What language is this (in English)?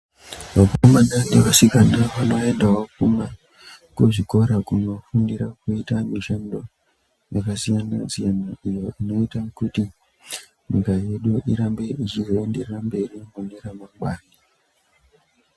Ndau